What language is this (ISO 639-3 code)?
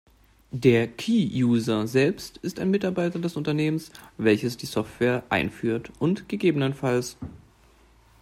deu